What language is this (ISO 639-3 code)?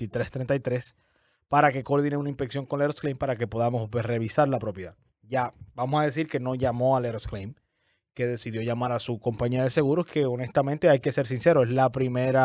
spa